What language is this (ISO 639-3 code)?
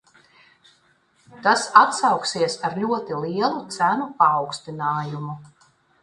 lav